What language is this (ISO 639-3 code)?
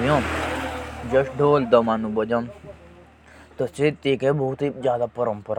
jns